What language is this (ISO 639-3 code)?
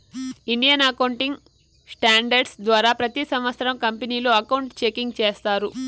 tel